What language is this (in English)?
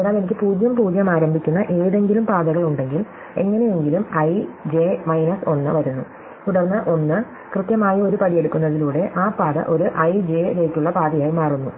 Malayalam